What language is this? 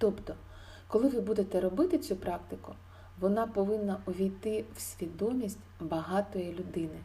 Ukrainian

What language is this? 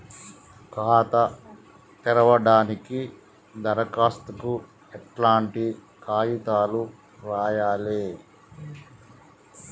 Telugu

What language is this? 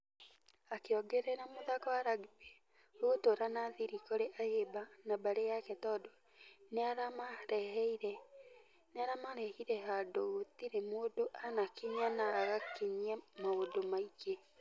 Kikuyu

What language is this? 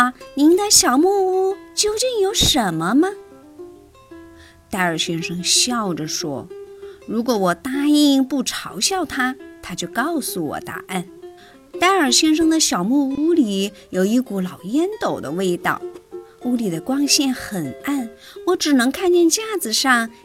Chinese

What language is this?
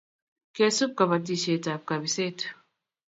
Kalenjin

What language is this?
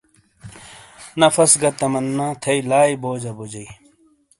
Shina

